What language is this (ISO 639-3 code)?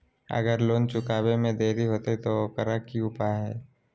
mag